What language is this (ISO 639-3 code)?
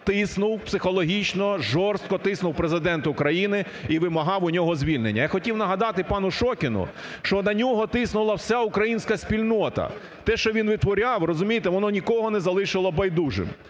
ukr